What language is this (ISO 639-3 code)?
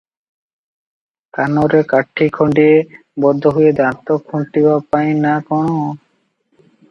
ori